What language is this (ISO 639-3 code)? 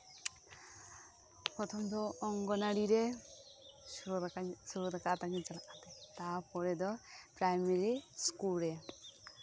sat